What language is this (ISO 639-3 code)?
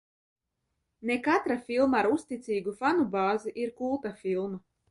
lav